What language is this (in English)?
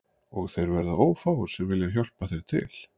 Icelandic